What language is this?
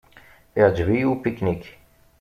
Kabyle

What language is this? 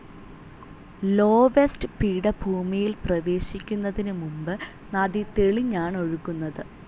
Malayalam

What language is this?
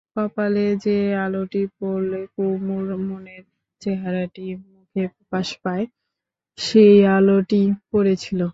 Bangla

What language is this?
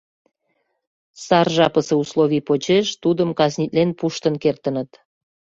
Mari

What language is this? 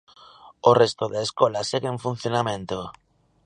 Galician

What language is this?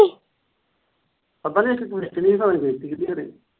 Punjabi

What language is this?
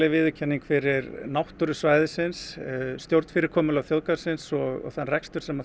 Icelandic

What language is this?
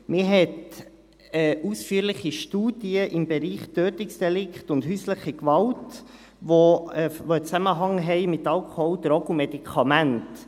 Swiss German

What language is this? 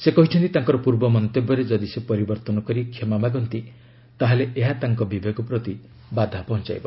Odia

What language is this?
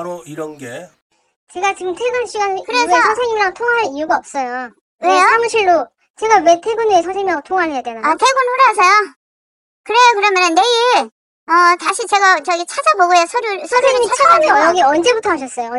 Korean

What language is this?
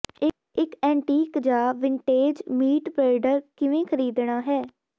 Punjabi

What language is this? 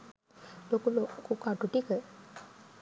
Sinhala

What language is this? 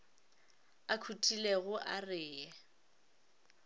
Northern Sotho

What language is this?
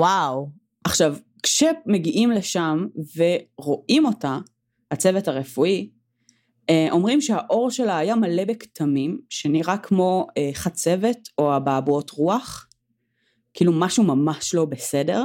Hebrew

